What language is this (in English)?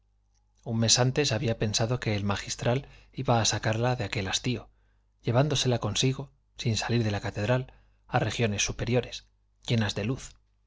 Spanish